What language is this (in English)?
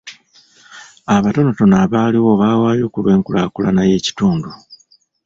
Ganda